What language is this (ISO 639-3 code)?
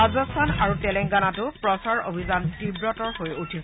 asm